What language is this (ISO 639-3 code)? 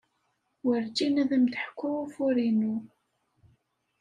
kab